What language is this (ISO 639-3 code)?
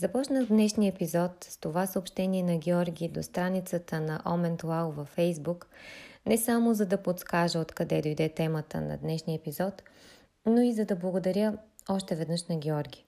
bul